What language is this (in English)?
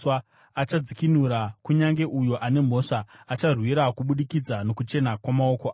Shona